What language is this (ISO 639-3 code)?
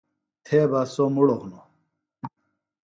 phl